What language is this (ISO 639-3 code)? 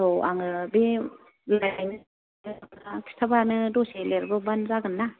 brx